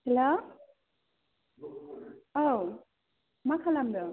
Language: Bodo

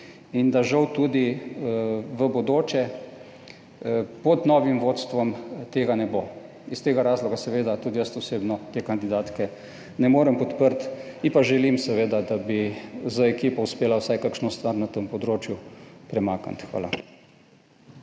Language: Slovenian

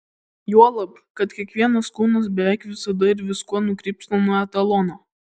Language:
Lithuanian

